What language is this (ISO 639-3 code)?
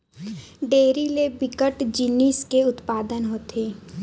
hne